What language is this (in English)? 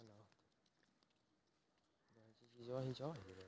Maithili